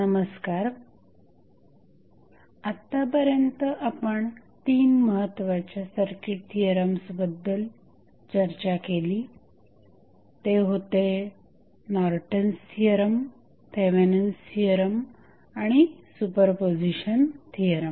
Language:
Marathi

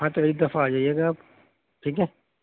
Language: Urdu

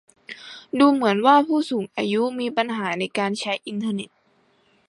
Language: Thai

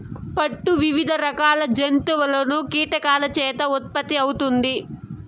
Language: Telugu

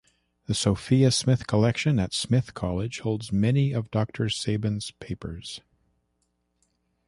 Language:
English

